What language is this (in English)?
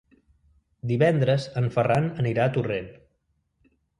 Catalan